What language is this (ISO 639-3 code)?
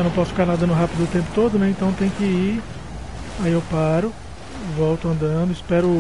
por